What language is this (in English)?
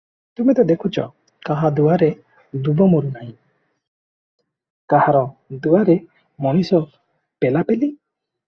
Odia